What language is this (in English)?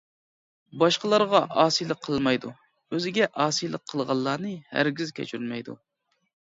Uyghur